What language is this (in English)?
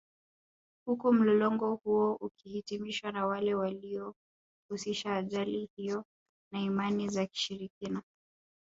Swahili